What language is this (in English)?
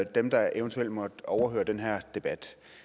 Danish